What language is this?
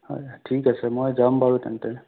Assamese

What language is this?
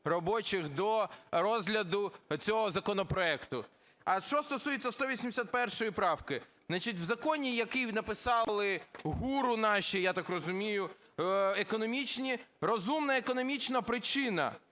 Ukrainian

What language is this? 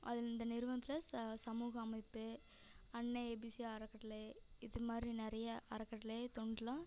Tamil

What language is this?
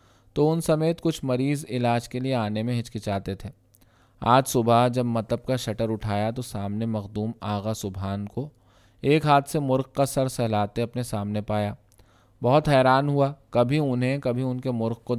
Urdu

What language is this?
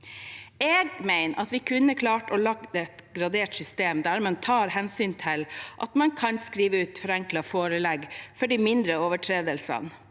Norwegian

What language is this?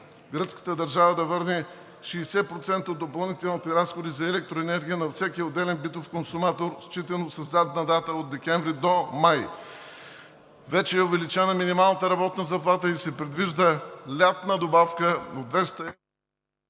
Bulgarian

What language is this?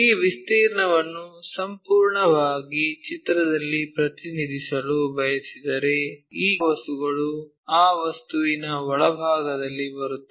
Kannada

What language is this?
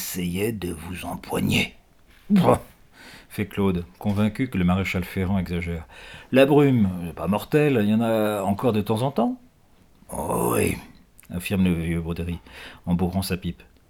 French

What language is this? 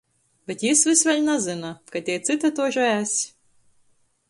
Latgalian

